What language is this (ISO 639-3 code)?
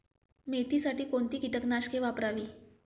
mar